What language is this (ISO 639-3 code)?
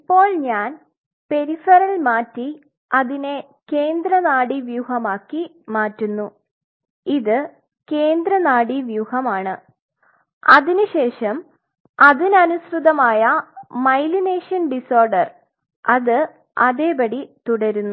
mal